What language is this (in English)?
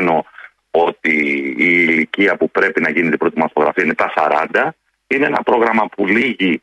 Greek